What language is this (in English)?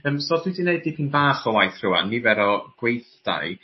Welsh